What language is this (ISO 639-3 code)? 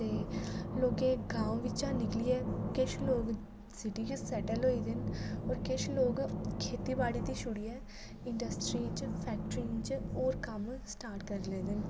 doi